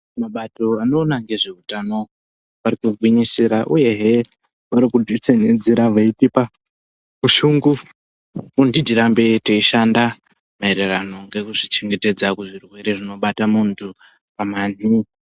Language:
Ndau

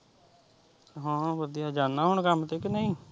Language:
Punjabi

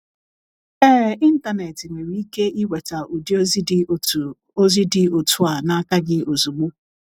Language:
Igbo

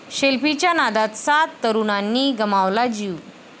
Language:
Marathi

